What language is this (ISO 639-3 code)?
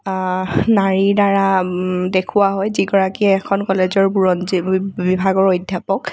asm